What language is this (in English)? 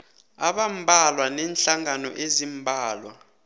South Ndebele